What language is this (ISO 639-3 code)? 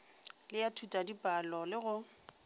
nso